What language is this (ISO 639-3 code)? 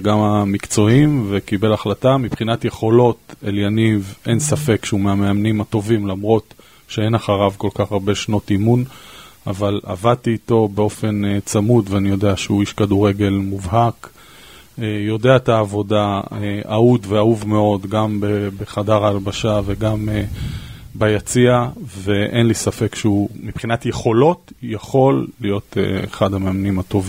heb